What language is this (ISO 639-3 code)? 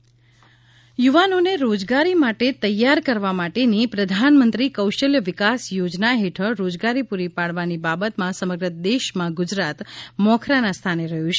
guj